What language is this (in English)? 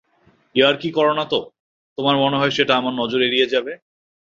Bangla